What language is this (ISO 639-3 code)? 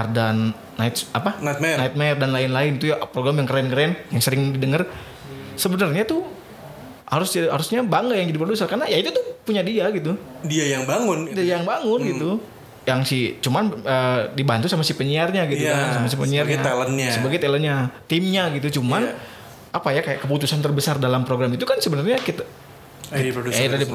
ind